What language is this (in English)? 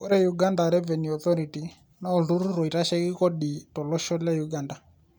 Masai